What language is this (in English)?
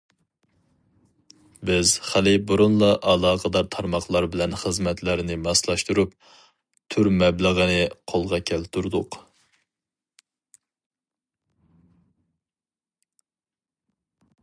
Uyghur